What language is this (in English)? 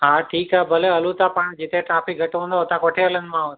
Sindhi